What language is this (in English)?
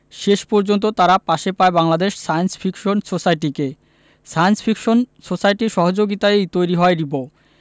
Bangla